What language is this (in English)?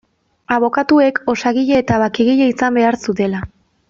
Basque